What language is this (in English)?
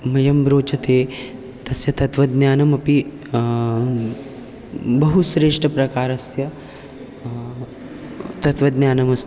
Sanskrit